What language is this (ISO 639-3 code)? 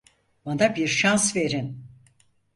tur